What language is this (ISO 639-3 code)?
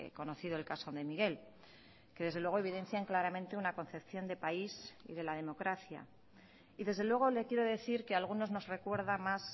spa